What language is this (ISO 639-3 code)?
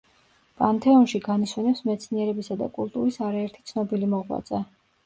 kat